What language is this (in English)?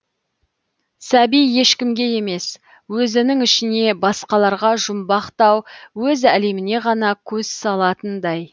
Kazakh